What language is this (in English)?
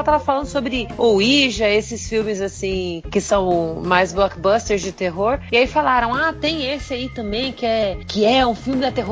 Portuguese